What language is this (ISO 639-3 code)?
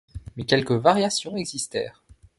fra